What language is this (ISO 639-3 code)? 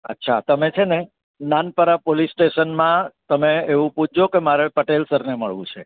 guj